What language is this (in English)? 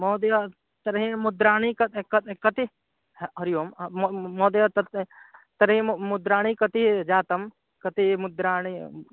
Sanskrit